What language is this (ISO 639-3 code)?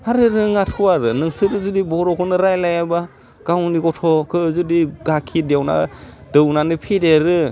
brx